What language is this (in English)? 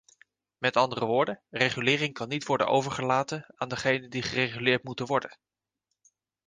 Dutch